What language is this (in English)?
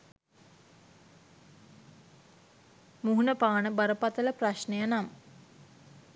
Sinhala